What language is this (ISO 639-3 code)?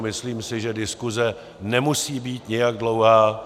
ces